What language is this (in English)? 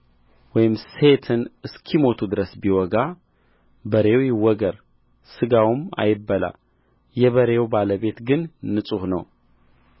Amharic